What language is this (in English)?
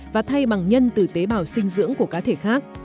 Vietnamese